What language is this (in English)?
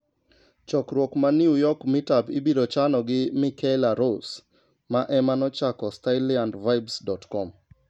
Luo (Kenya and Tanzania)